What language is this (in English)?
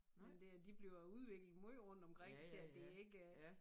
Danish